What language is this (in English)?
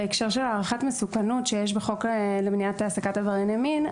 Hebrew